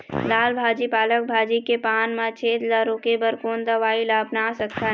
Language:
Chhattisgarhi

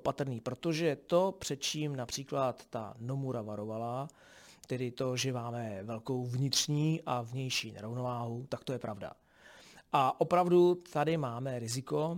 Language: Czech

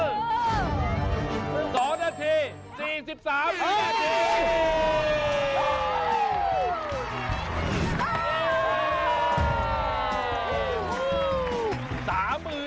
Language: Thai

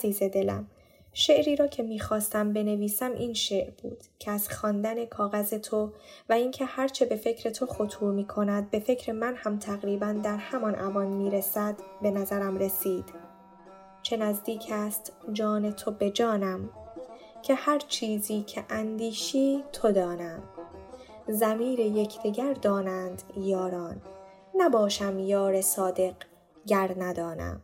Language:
Persian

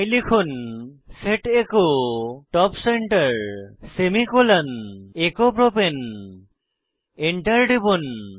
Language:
Bangla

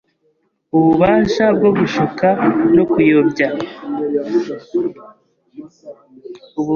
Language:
Kinyarwanda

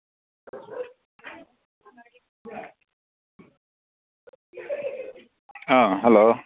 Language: Manipuri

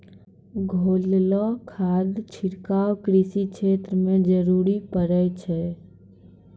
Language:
Maithili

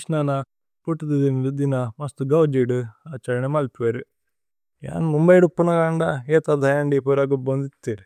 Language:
Tulu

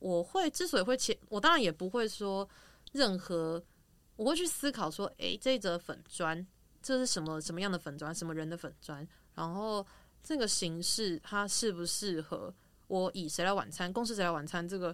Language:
Chinese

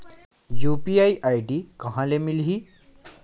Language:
Chhattisgarhi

